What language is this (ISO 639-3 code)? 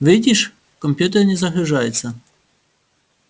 rus